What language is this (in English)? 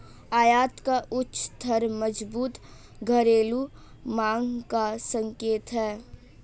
Hindi